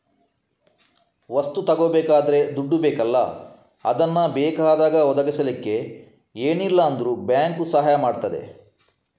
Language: Kannada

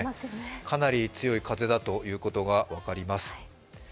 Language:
Japanese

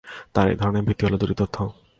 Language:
Bangla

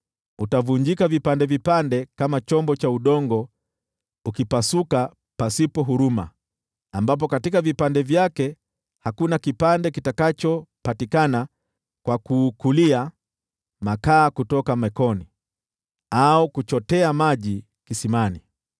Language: Swahili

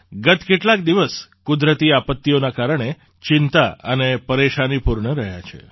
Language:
Gujarati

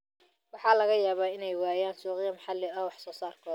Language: Somali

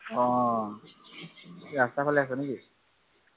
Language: Assamese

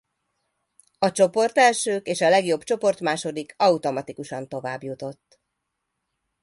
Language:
Hungarian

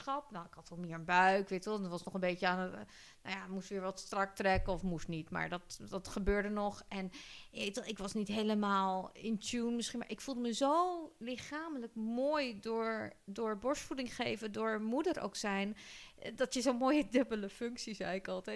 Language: Dutch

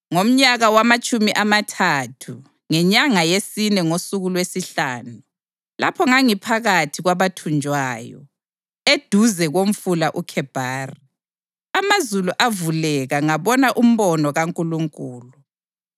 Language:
North Ndebele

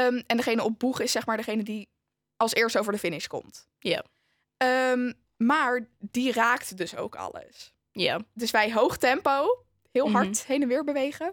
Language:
Dutch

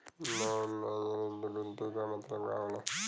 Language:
Bhojpuri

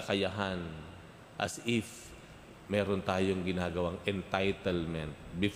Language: Filipino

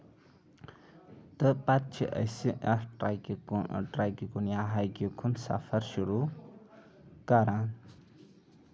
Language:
Kashmiri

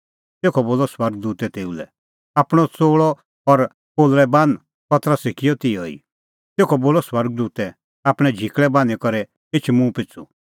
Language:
Kullu Pahari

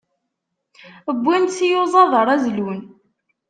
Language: Kabyle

